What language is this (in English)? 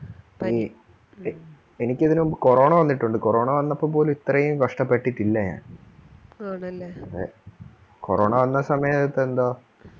Malayalam